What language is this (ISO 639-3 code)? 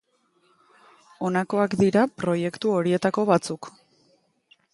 eus